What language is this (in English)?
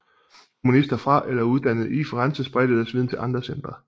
Danish